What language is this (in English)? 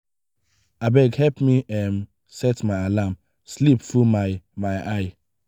Nigerian Pidgin